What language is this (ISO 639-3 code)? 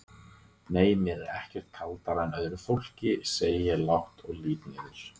isl